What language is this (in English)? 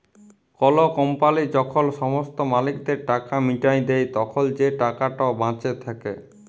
Bangla